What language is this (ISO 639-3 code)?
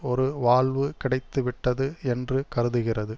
tam